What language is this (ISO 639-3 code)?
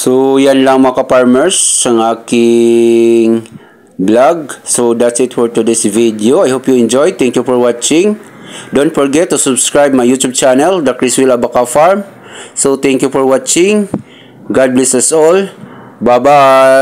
fil